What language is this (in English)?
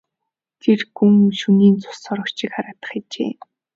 Mongolian